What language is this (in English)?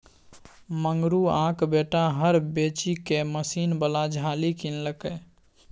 Maithili